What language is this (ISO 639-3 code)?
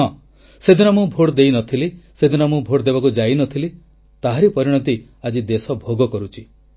ori